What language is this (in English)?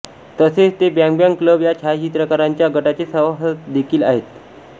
Marathi